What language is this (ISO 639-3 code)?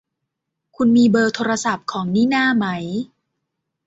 tha